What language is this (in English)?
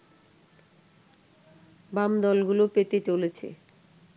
Bangla